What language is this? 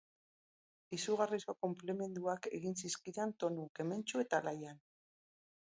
Basque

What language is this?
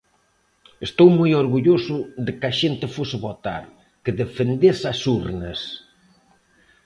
Galician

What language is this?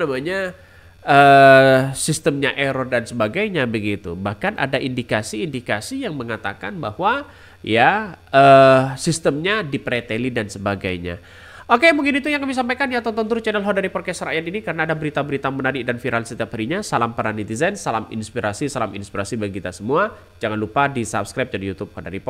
Indonesian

